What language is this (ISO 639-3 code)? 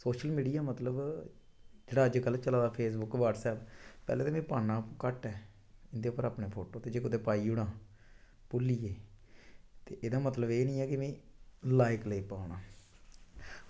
doi